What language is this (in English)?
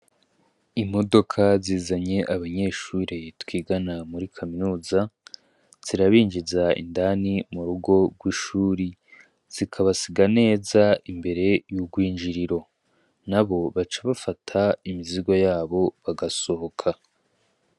Rundi